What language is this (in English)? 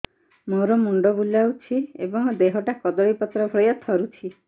Odia